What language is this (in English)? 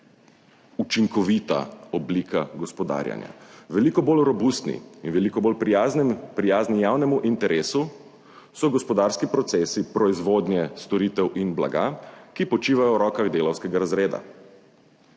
Slovenian